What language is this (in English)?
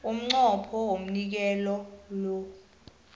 South Ndebele